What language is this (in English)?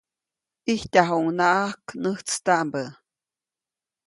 Copainalá Zoque